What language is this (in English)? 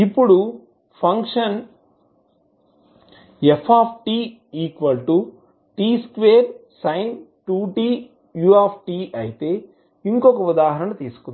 Telugu